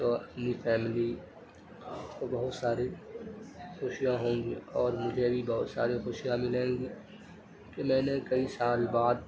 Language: Urdu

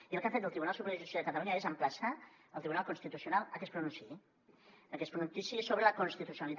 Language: Catalan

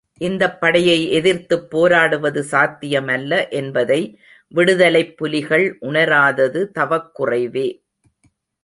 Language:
Tamil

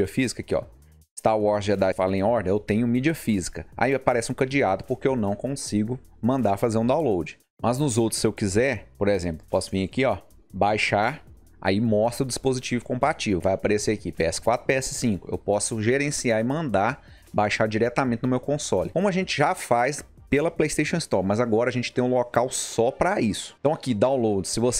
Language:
Portuguese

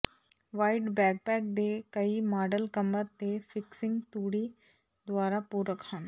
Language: Punjabi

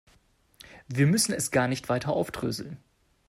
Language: German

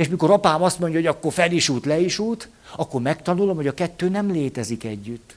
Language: Hungarian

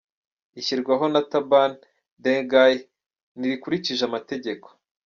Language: Kinyarwanda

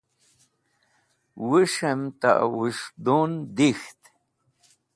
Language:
Wakhi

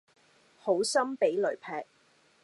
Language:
Cantonese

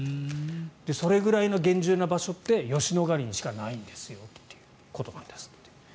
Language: Japanese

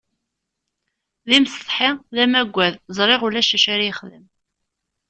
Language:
Kabyle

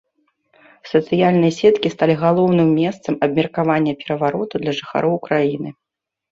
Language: Belarusian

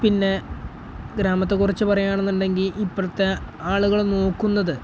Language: Malayalam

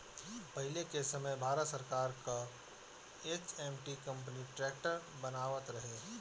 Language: Bhojpuri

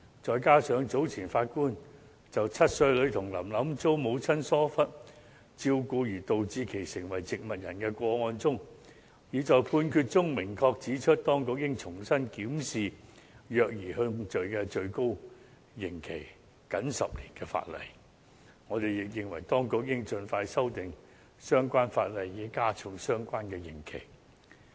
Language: Cantonese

